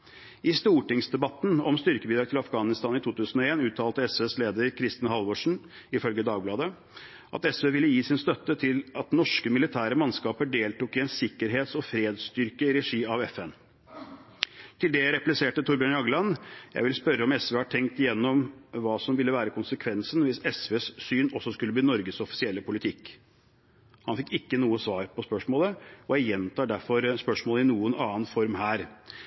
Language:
Norwegian Bokmål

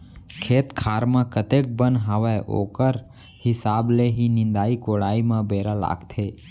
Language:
Chhattisgarhi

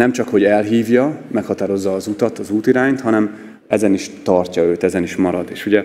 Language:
Hungarian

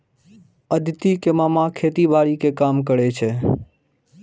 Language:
Maithili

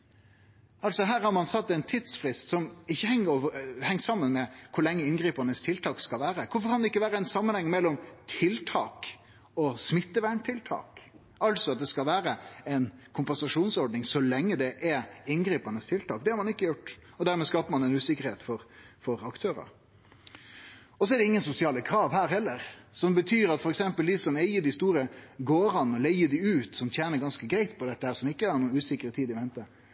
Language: Norwegian Nynorsk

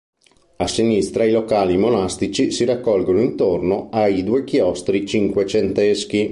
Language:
Italian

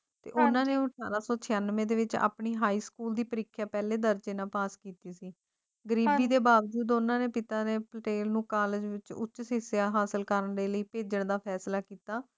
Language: Punjabi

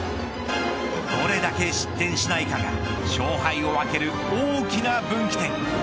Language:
Japanese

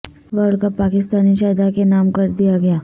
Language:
Urdu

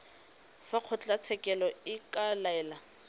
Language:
Tswana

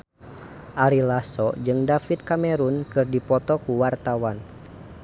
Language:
Sundanese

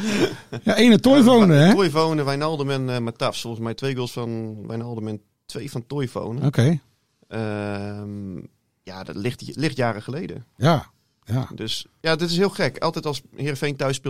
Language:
Dutch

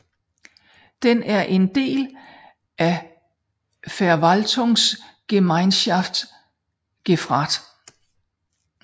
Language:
Danish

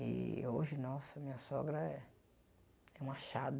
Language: Portuguese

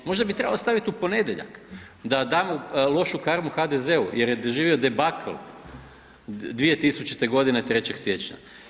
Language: Croatian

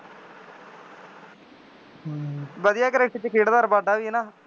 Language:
Punjabi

